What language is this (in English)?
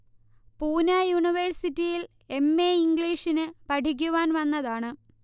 Malayalam